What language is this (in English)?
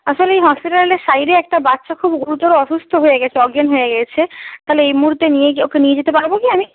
Bangla